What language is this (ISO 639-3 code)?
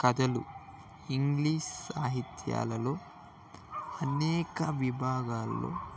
tel